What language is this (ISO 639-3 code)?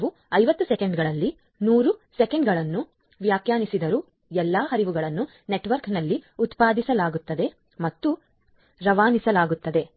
kan